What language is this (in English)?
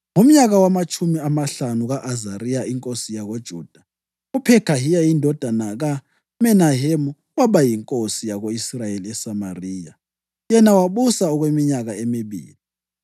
North Ndebele